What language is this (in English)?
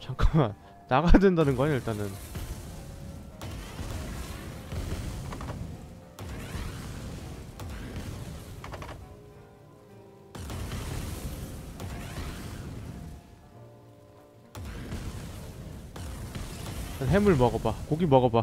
Korean